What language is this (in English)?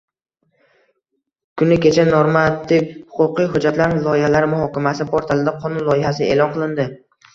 Uzbek